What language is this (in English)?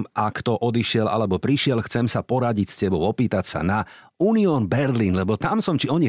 Slovak